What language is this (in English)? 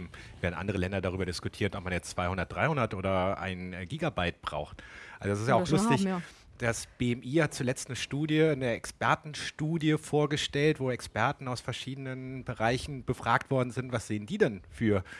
German